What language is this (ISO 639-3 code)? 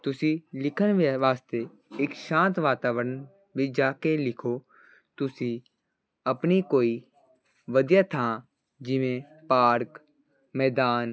pan